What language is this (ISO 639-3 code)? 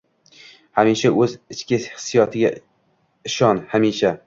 uzb